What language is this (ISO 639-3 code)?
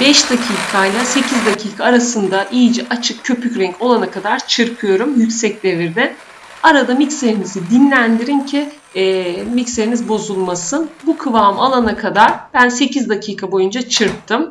tur